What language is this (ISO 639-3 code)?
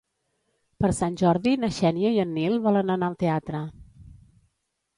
cat